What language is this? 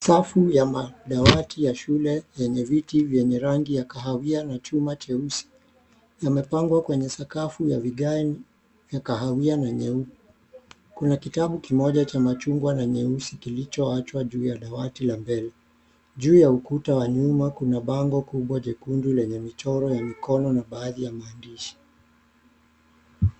Swahili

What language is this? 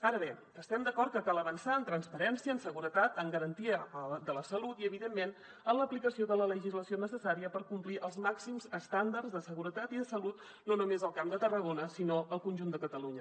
Catalan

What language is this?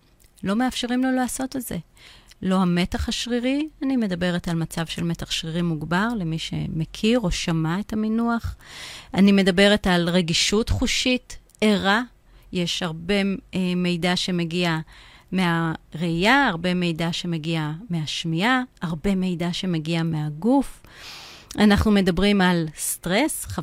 Hebrew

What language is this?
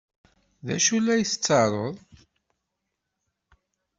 Kabyle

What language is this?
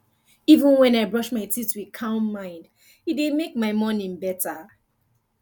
Nigerian Pidgin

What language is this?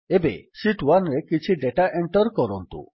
Odia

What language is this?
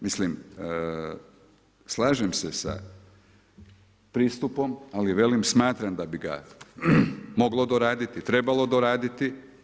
Croatian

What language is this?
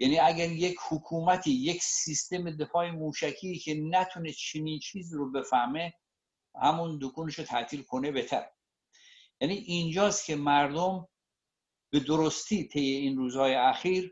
Persian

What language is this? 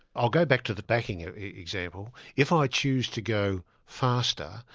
English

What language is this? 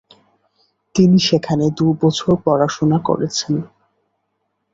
Bangla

